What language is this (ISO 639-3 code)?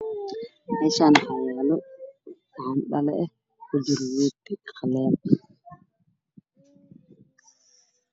som